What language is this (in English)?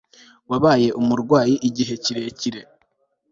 Kinyarwanda